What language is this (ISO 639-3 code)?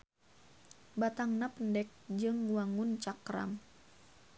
sun